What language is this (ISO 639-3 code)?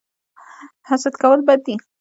pus